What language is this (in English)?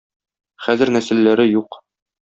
Tatar